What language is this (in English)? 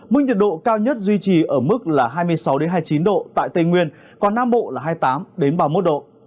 Vietnamese